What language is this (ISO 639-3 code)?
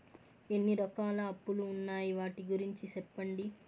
tel